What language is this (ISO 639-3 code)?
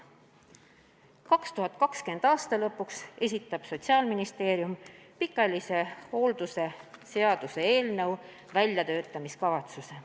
est